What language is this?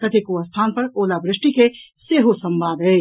Maithili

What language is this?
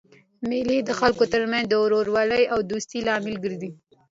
Pashto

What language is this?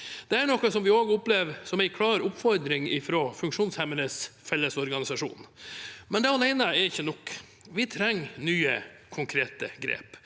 Norwegian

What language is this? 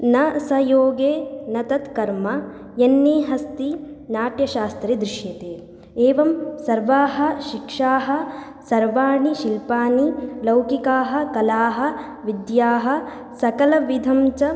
Sanskrit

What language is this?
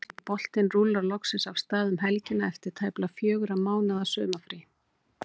Icelandic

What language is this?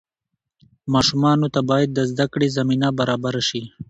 Pashto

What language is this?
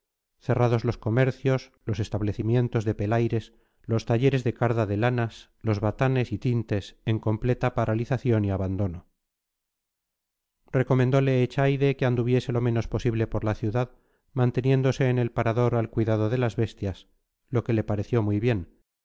Spanish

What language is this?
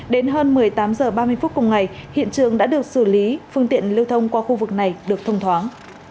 Vietnamese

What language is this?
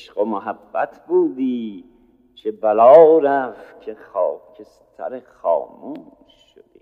Persian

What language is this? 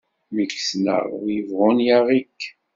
Kabyle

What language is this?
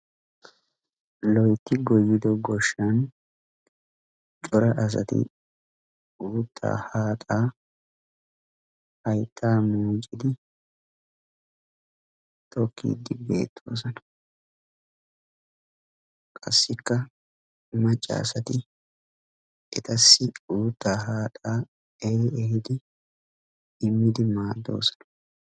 Wolaytta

